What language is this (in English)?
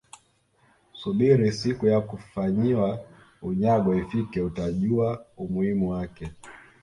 Swahili